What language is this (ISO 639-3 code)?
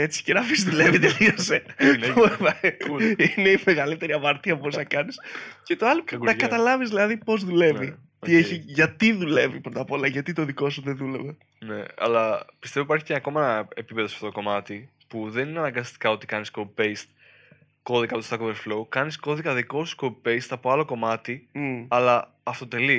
ell